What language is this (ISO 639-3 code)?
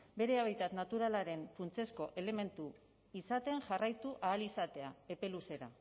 eus